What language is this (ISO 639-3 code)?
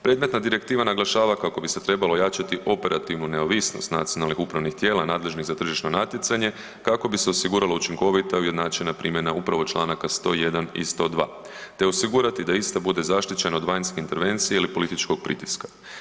hrv